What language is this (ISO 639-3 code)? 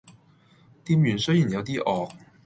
yue